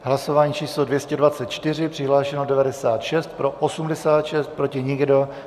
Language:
Czech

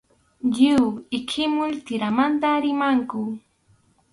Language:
Arequipa-La Unión Quechua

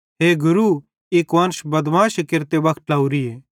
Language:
Bhadrawahi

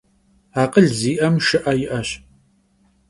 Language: Kabardian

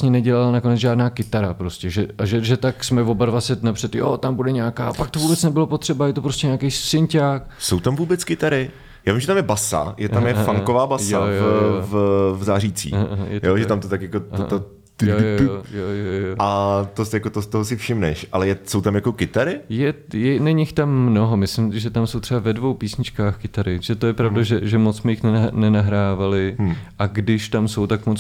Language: Czech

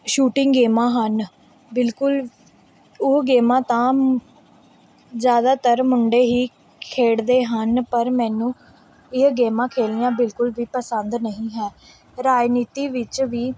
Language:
Punjabi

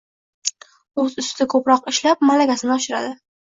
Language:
Uzbek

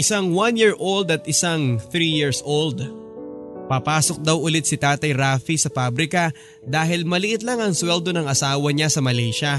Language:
Filipino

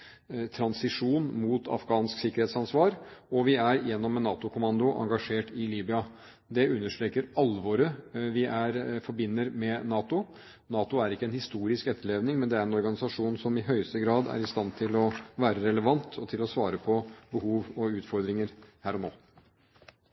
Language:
Norwegian Bokmål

